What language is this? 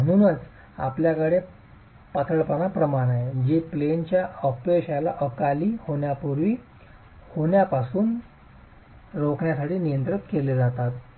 Marathi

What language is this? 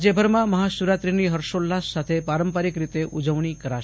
Gujarati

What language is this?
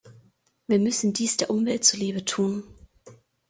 German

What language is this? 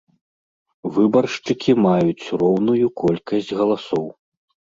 Belarusian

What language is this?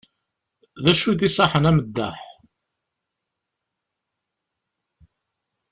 Kabyle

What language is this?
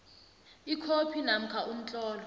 South Ndebele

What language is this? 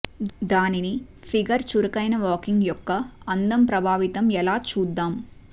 Telugu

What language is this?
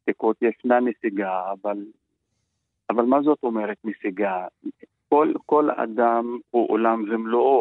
Hebrew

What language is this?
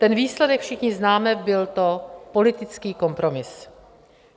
Czech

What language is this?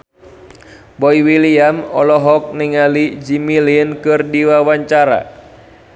Sundanese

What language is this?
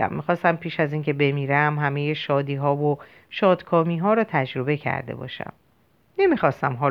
Persian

